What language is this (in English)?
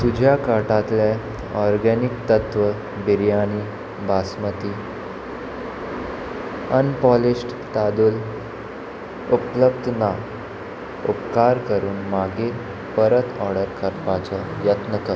Konkani